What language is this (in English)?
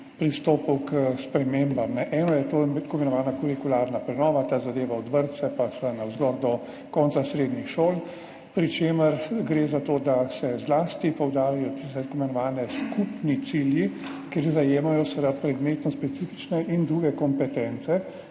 Slovenian